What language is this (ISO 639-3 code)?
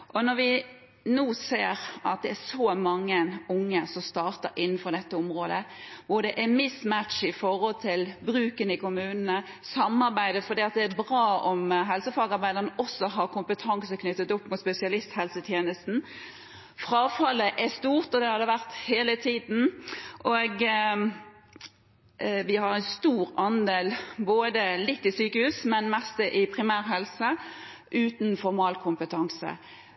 nob